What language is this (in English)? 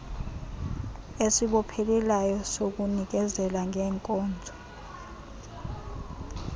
Xhosa